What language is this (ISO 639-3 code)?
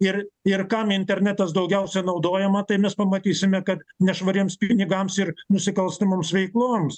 lit